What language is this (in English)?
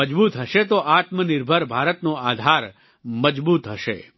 Gujarati